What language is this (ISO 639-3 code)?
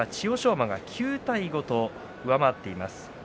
jpn